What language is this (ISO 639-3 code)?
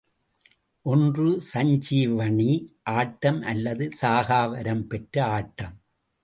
tam